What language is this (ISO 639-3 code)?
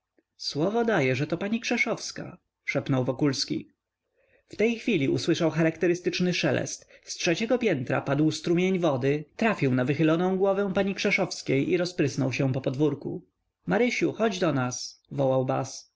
pol